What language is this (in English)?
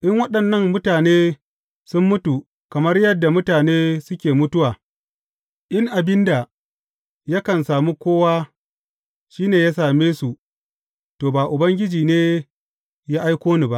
Hausa